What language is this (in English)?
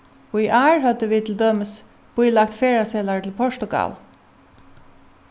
Faroese